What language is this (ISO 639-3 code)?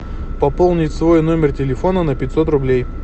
rus